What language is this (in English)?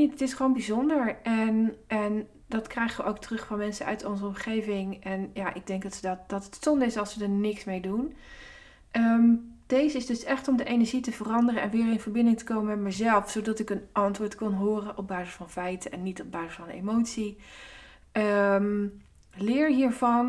Dutch